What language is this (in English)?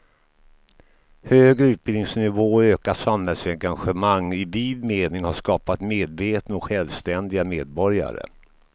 Swedish